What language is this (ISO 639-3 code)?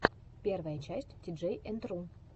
rus